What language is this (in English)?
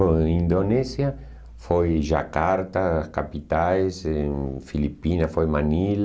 Portuguese